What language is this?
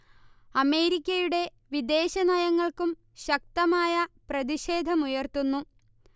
Malayalam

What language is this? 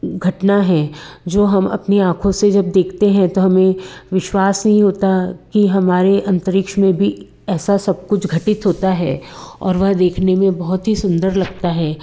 Hindi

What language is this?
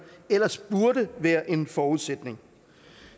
Danish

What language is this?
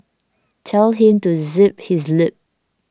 English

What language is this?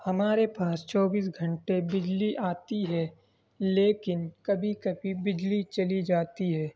Urdu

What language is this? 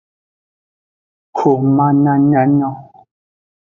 Aja (Benin)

